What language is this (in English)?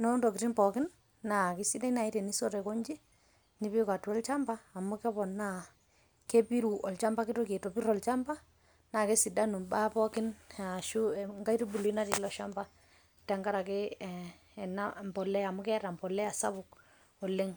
Masai